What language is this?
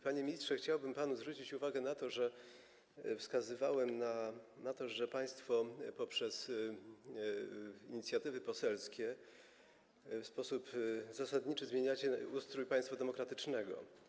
Polish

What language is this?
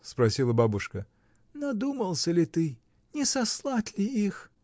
Russian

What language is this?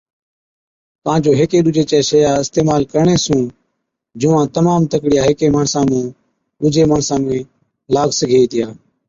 Od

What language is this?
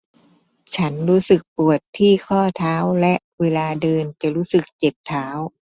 Thai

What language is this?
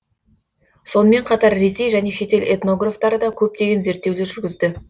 Kazakh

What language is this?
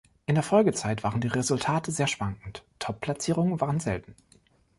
German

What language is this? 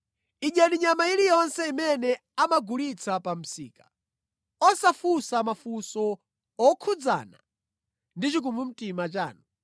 Nyanja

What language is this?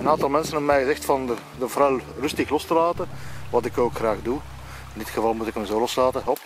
Dutch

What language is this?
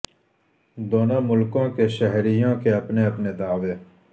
Urdu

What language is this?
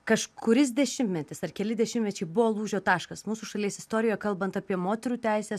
Lithuanian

